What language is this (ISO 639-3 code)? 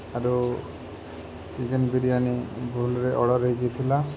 ori